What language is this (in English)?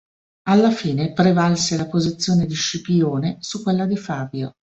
Italian